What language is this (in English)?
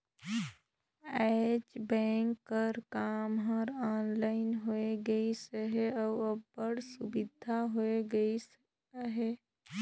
Chhattisgarhi